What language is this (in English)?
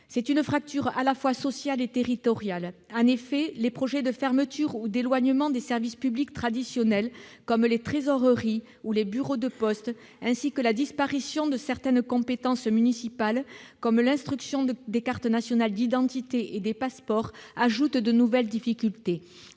French